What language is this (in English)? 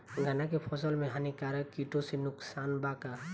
Bhojpuri